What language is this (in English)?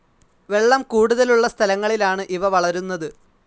Malayalam